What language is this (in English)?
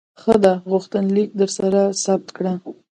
Pashto